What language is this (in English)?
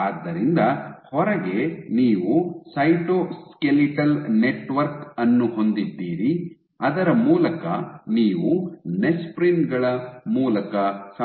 Kannada